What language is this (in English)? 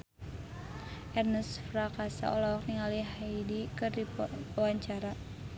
Sundanese